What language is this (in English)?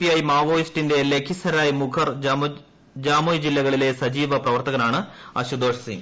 Malayalam